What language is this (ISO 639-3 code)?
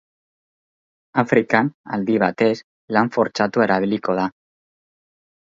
eus